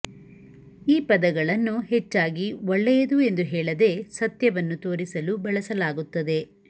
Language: Kannada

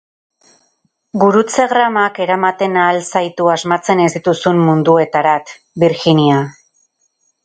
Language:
Basque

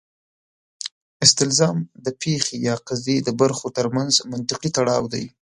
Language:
Pashto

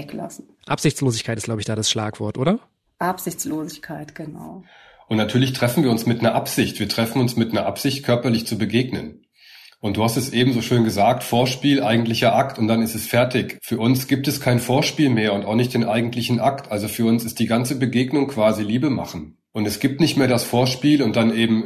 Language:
German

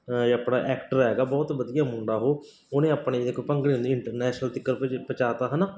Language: Punjabi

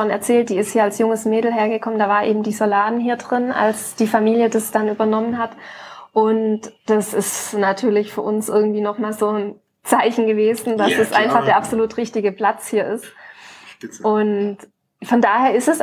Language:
German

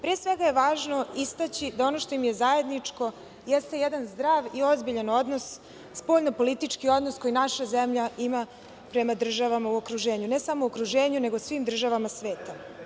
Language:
Serbian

